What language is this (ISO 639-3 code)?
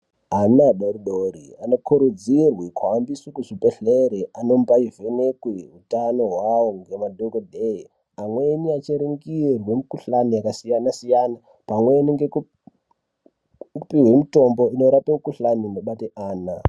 ndc